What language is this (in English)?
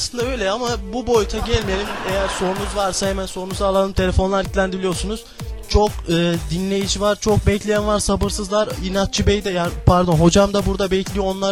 Turkish